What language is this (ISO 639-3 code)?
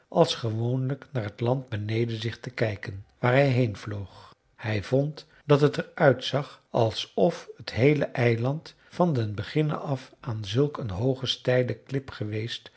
nld